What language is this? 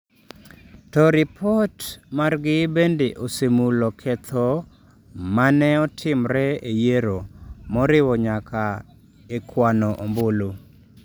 Luo (Kenya and Tanzania)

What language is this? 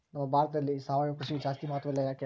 Kannada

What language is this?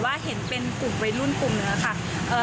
Thai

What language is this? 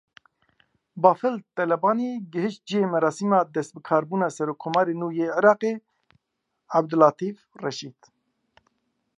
Kurdish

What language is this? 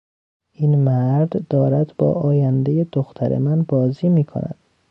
Persian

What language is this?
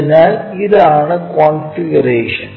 Malayalam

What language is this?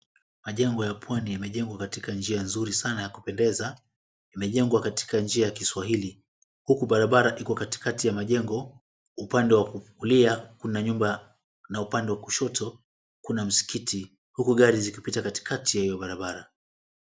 Swahili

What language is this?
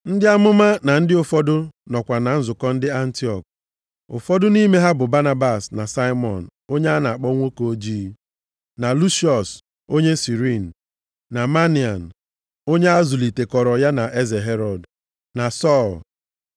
Igbo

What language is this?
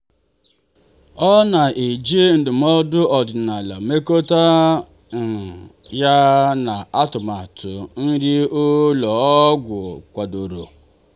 Igbo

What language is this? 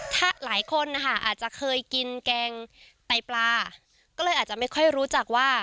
Thai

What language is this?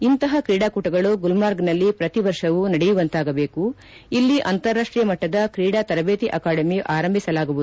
Kannada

